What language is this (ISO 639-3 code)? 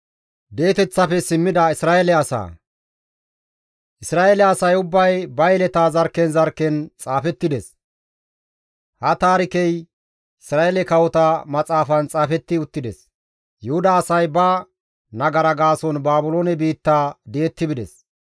gmv